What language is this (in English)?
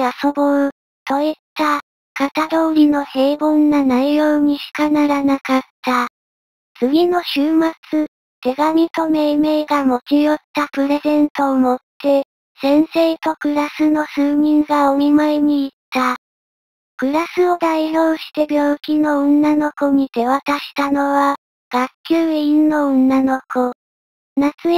Japanese